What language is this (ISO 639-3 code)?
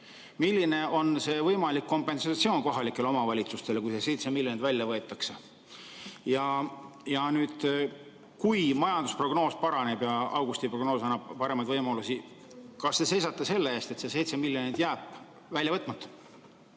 est